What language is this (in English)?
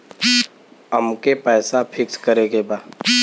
Bhojpuri